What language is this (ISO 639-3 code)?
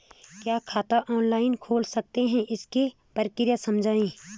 hin